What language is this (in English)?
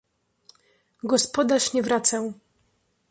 Polish